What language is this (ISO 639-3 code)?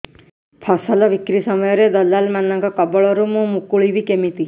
ori